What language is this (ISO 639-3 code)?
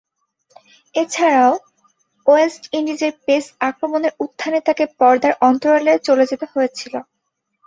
ben